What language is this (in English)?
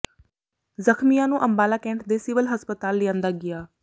Punjabi